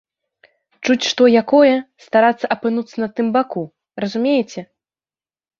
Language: Belarusian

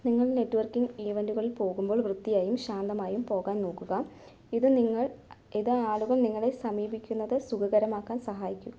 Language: Malayalam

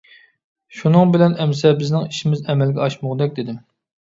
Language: Uyghur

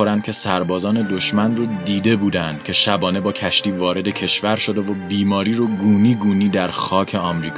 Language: Persian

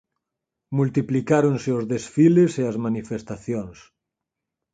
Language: Galician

